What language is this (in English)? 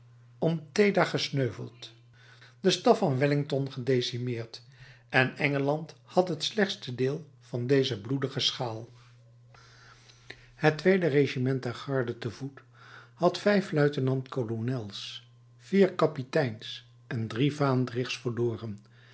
Dutch